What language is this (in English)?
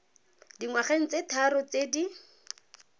Tswana